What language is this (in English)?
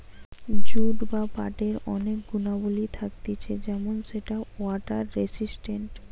Bangla